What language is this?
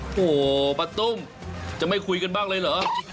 Thai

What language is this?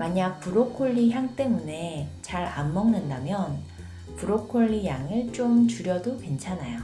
Korean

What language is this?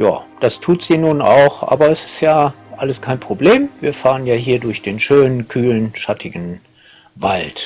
German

